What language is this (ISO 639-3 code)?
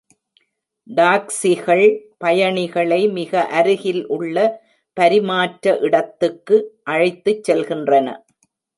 tam